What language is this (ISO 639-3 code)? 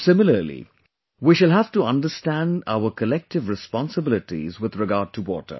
eng